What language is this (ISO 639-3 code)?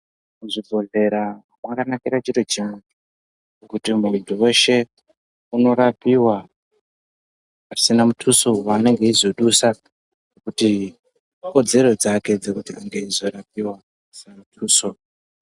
ndc